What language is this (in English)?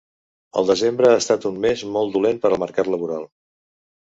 Catalan